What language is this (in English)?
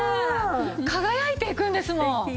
Japanese